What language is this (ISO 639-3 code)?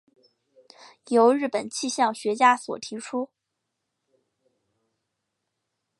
zho